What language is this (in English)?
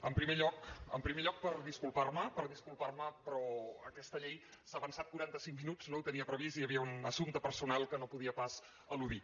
Catalan